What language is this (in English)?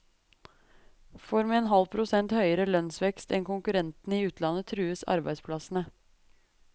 Norwegian